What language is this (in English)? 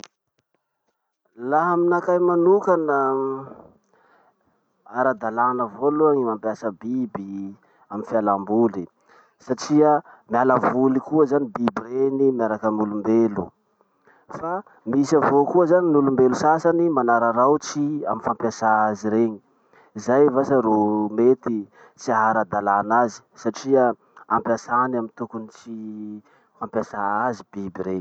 Masikoro Malagasy